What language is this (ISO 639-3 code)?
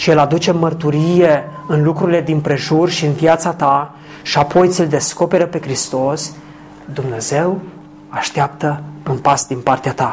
ron